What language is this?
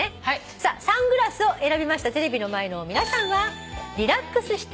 Japanese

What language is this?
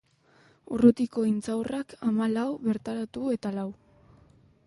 Basque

